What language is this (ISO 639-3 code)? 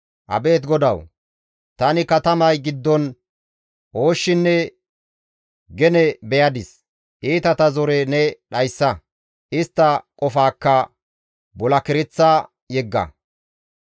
gmv